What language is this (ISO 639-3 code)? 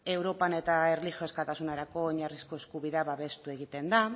eus